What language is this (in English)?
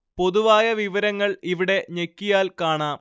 Malayalam